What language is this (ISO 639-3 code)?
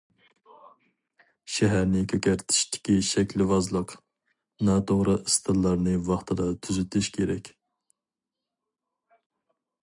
uig